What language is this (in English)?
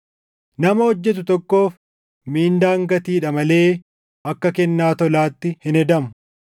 Oromo